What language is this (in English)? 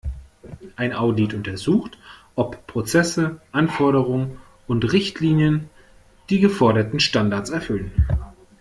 German